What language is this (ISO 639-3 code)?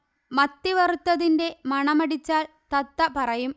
mal